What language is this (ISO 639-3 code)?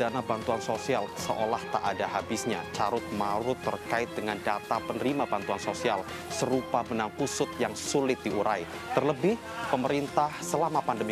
ind